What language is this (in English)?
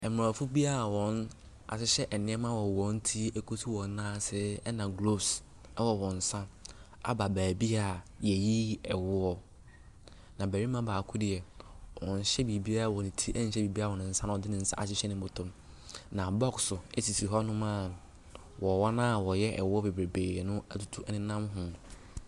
Akan